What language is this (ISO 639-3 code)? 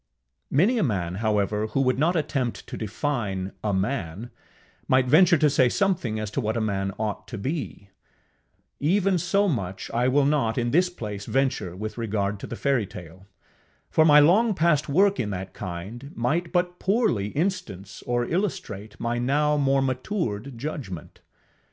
eng